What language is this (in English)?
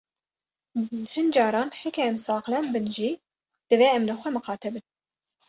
Kurdish